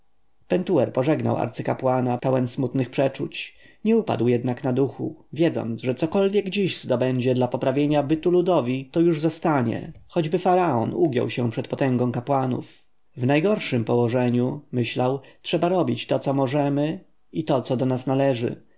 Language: Polish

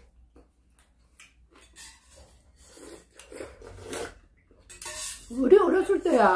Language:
Korean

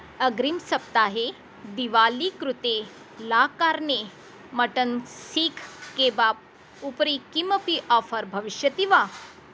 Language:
Sanskrit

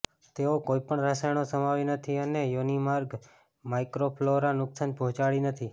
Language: Gujarati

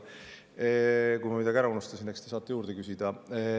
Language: Estonian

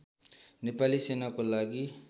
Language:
Nepali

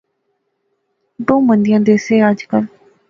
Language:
Pahari-Potwari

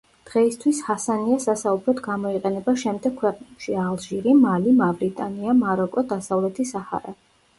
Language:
Georgian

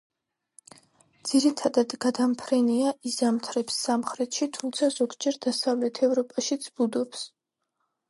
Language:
Georgian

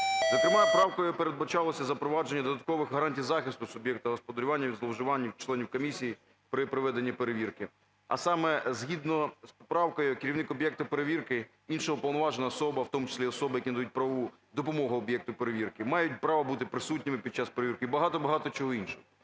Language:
Ukrainian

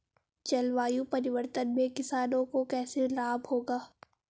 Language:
Hindi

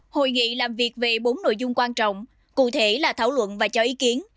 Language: Vietnamese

